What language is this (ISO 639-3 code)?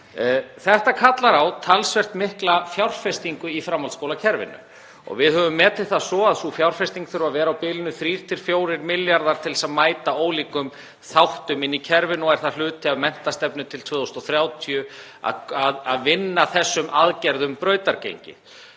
isl